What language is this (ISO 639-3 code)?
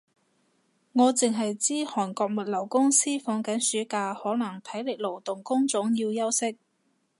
yue